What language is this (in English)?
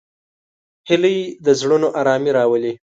Pashto